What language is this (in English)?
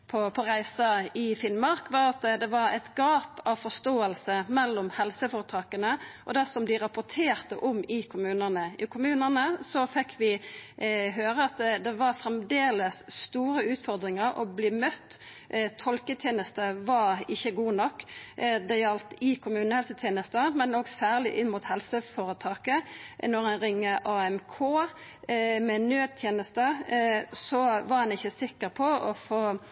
Norwegian Nynorsk